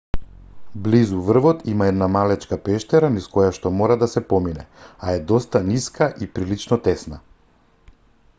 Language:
Macedonian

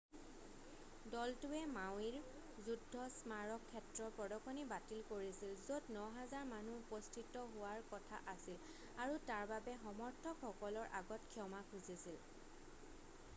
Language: Assamese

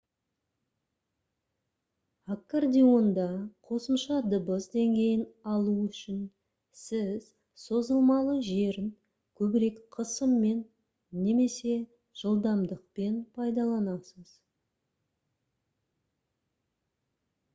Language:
Kazakh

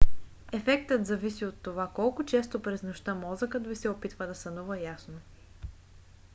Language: Bulgarian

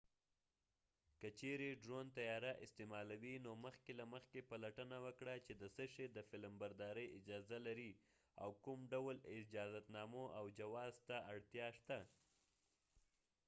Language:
Pashto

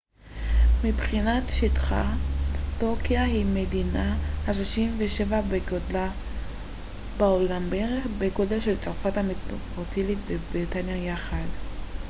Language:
Hebrew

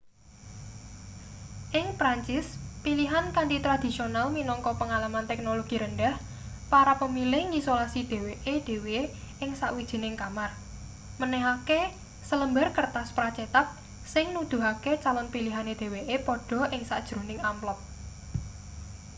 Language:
Javanese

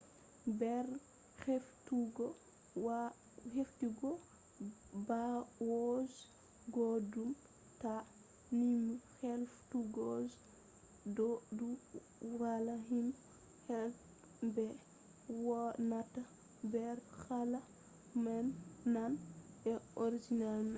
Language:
Fula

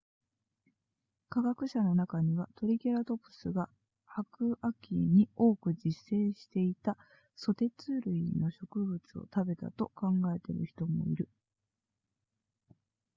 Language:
Japanese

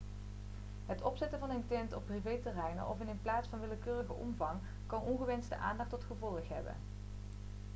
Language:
Dutch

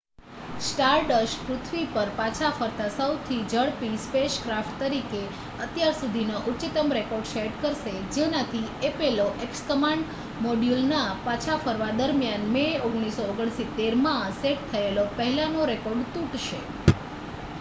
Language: Gujarati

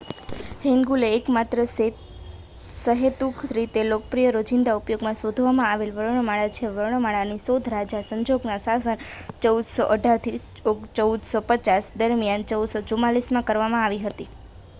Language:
Gujarati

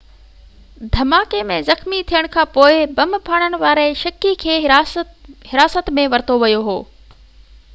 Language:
Sindhi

